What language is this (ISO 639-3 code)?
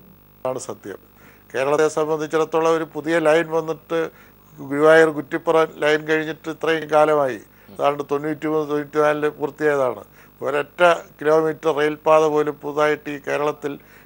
mal